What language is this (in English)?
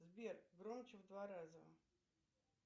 Russian